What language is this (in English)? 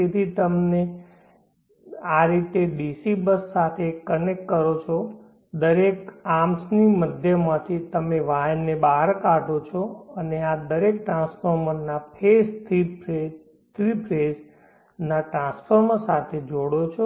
Gujarati